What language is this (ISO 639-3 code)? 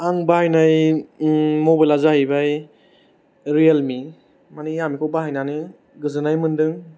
brx